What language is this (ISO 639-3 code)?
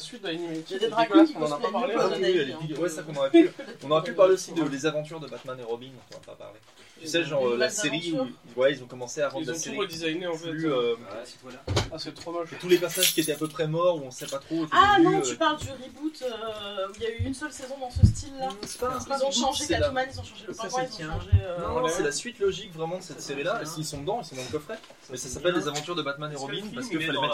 fra